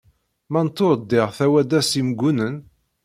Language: Kabyle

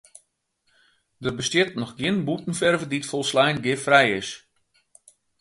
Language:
Western Frisian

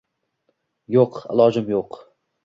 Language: Uzbek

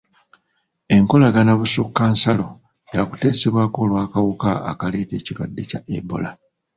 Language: Ganda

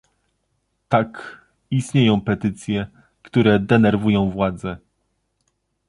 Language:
Polish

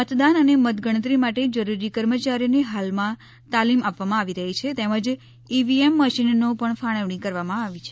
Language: Gujarati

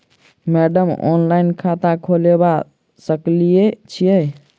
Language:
Maithili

